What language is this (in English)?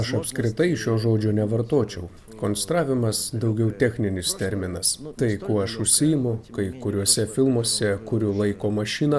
Lithuanian